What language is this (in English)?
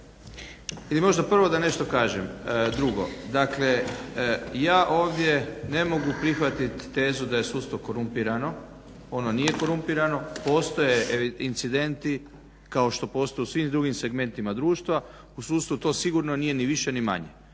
Croatian